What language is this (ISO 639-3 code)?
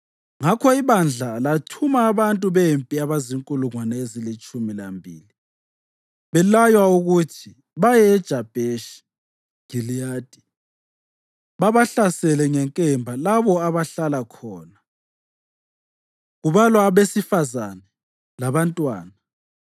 nde